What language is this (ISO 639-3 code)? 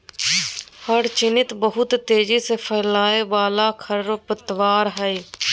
mag